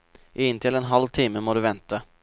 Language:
Norwegian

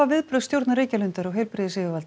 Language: Icelandic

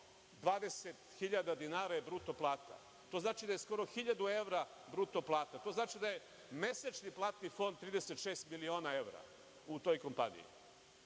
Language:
Serbian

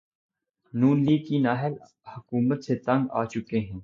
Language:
Urdu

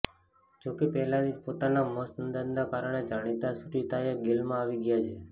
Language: Gujarati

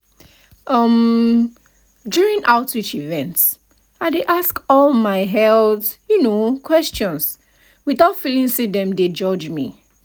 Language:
Nigerian Pidgin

